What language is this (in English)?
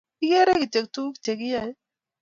Kalenjin